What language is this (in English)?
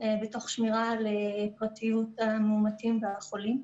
Hebrew